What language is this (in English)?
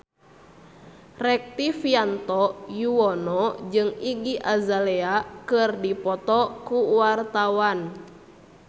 Sundanese